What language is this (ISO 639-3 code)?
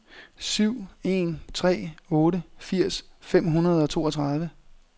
dan